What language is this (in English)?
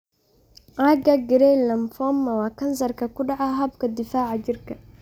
Somali